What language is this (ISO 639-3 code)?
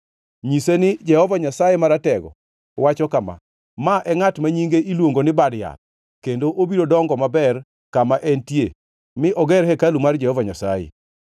luo